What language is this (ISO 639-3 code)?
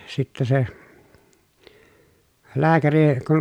fin